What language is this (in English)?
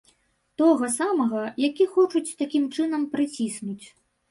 Belarusian